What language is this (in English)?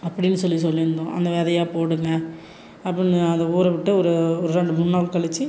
Tamil